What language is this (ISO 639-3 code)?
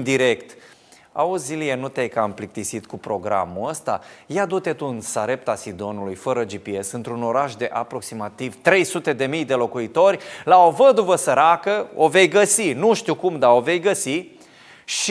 ron